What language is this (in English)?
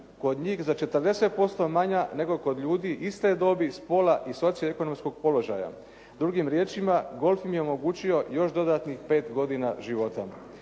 Croatian